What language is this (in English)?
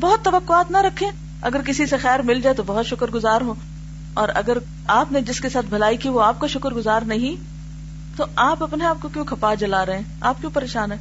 Urdu